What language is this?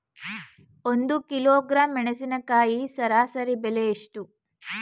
Kannada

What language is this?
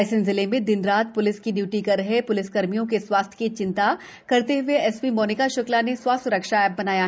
Hindi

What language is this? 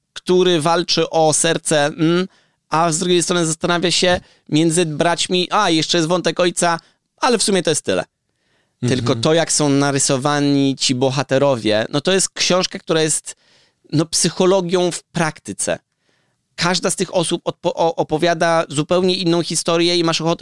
Polish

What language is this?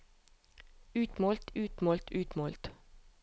Norwegian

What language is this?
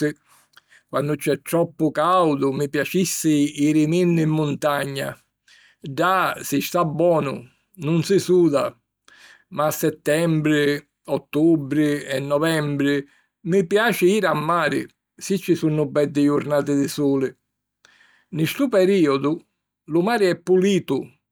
Sicilian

